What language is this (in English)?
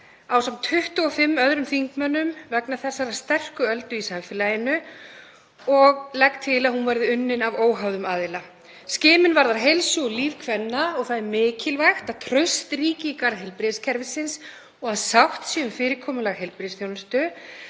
Icelandic